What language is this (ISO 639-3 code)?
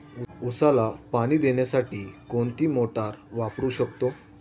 mar